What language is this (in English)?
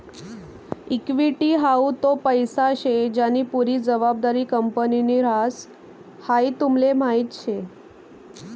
Marathi